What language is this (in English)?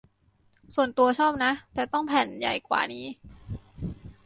Thai